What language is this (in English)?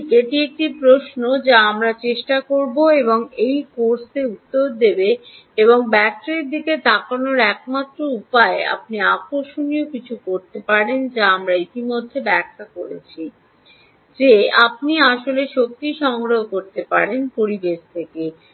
Bangla